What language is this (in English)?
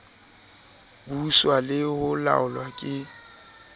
Southern Sotho